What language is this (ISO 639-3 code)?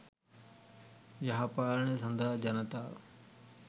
sin